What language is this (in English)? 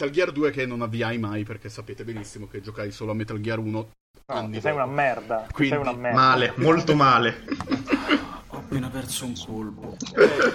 Italian